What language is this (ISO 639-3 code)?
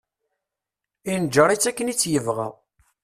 kab